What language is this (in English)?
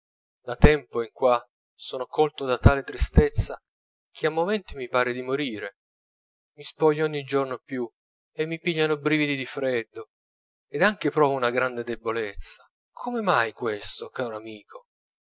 Italian